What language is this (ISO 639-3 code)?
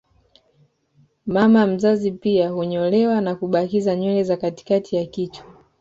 swa